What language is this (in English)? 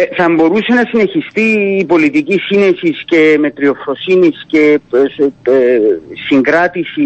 Greek